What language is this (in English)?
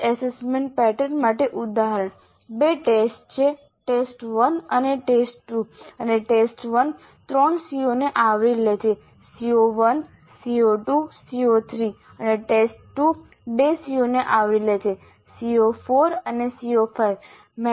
Gujarati